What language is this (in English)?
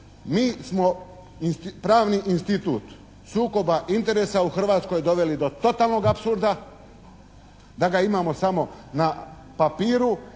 Croatian